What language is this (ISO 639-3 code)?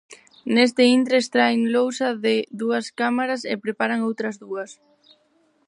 glg